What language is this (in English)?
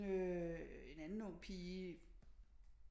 Danish